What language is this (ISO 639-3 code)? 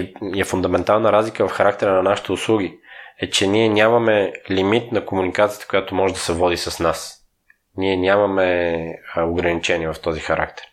bul